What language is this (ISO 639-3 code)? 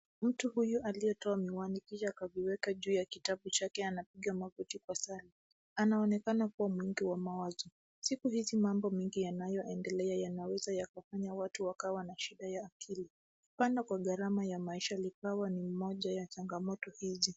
swa